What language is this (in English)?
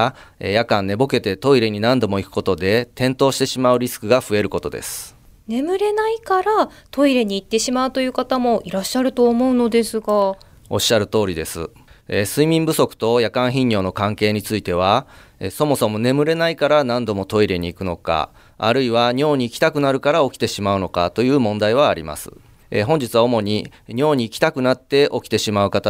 Japanese